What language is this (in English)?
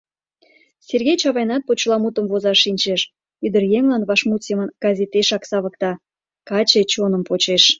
Mari